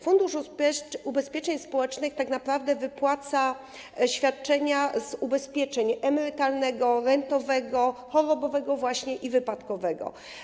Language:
Polish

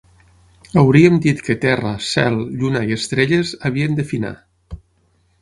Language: Catalan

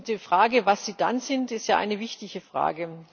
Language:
German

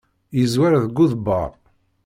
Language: Kabyle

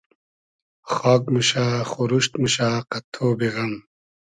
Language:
Hazaragi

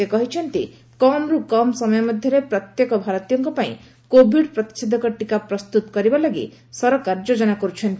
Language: Odia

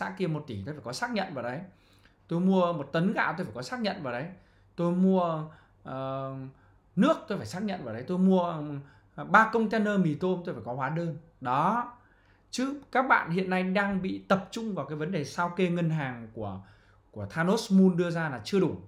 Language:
Vietnamese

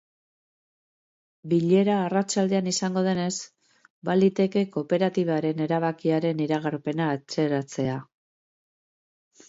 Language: Basque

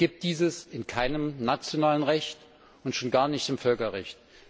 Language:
German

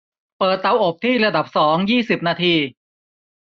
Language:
Thai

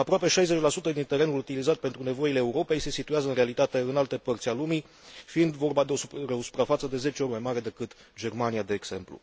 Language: Romanian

